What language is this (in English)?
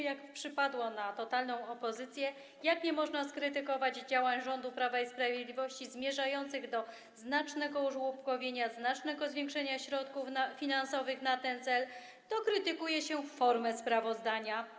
Polish